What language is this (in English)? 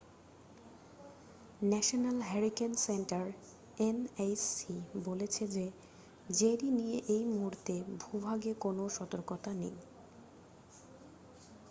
Bangla